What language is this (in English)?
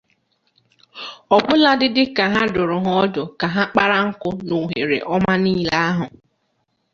Igbo